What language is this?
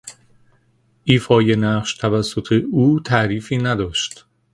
Persian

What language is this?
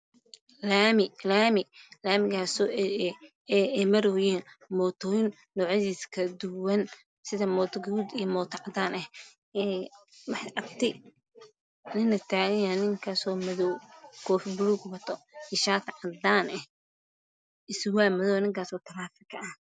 Somali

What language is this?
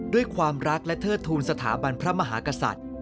Thai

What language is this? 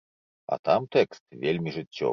Belarusian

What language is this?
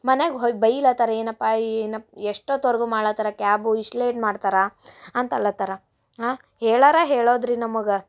Kannada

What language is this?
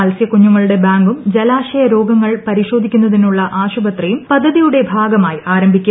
Malayalam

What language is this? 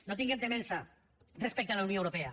Catalan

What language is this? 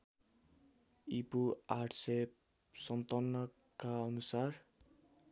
Nepali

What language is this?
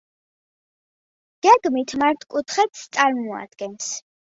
Georgian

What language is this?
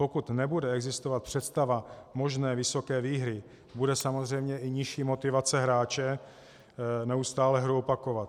Czech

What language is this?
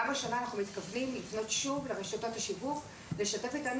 Hebrew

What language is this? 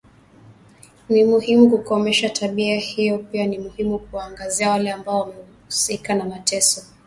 Swahili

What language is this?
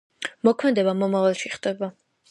Georgian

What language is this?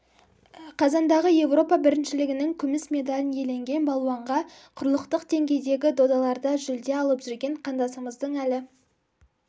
Kazakh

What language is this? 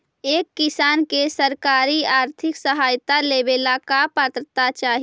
Magahi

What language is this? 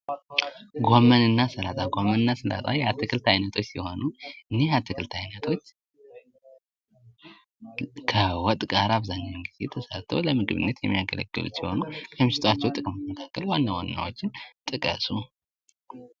Amharic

